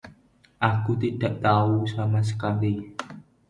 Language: Indonesian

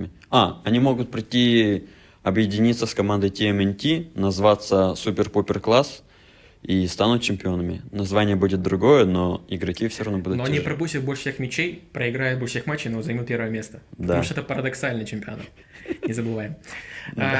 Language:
Russian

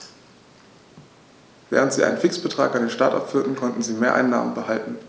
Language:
German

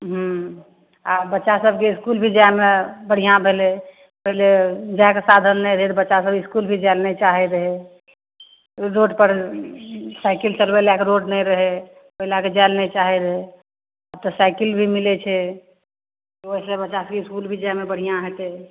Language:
Maithili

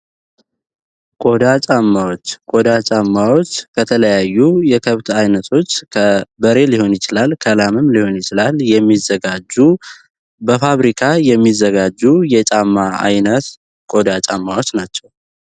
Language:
Amharic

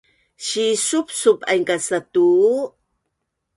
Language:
Bunun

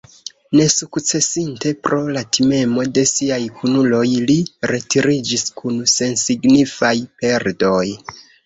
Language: Esperanto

